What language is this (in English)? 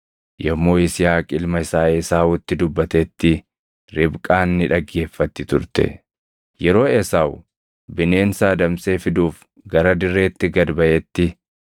Oromo